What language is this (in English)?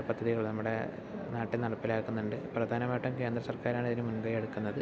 Malayalam